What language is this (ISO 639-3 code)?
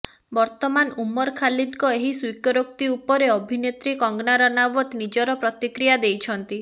ori